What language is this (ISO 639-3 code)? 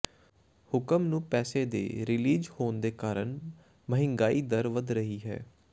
pan